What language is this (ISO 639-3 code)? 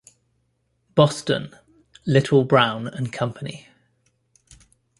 eng